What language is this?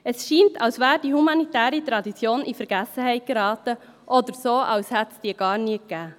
Swiss German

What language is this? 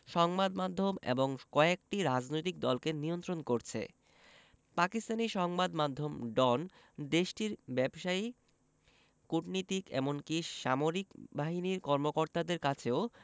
Bangla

